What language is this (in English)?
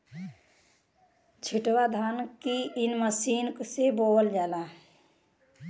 Bhojpuri